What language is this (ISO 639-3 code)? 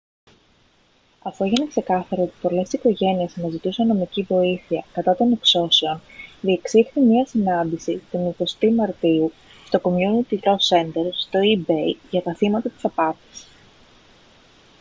ell